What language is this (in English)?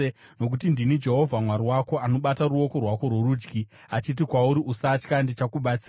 Shona